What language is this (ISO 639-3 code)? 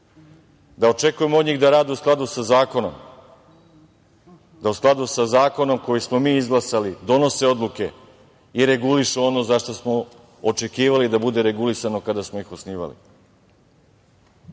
srp